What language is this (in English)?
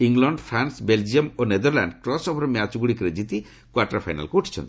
Odia